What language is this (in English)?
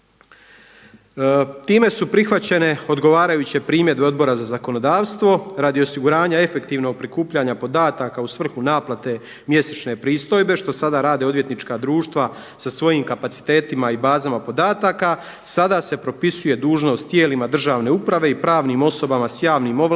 Croatian